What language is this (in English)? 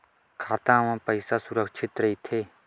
Chhattisgarhi